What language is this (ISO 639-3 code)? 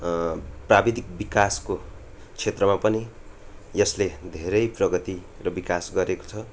nep